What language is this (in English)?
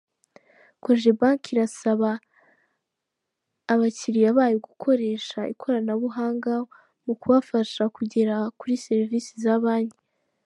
Kinyarwanda